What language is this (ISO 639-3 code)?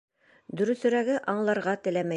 bak